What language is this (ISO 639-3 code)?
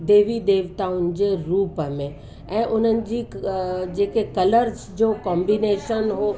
snd